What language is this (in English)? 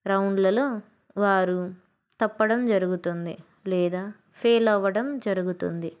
Telugu